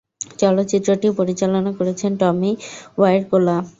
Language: Bangla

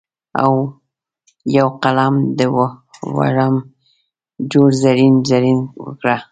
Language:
Pashto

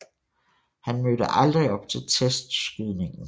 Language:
Danish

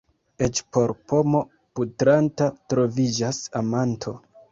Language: Esperanto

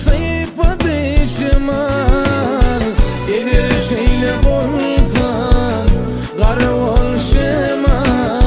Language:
Romanian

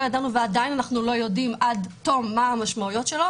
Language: Hebrew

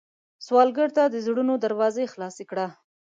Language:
Pashto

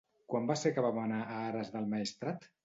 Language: Catalan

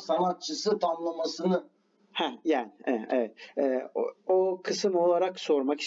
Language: Turkish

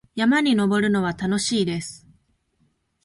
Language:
Japanese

